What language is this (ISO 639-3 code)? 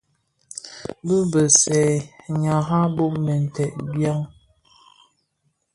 ksf